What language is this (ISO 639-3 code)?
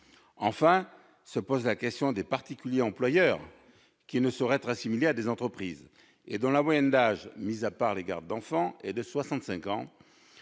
fra